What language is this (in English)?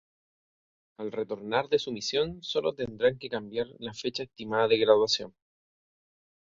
Spanish